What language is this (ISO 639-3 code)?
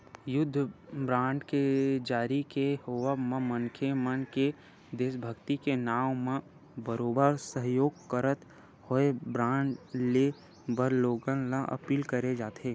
hne